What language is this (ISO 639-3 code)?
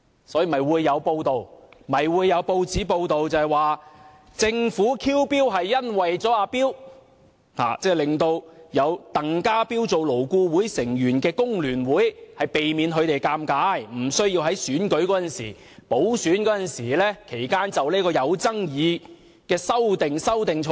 yue